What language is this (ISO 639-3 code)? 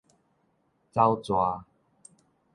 nan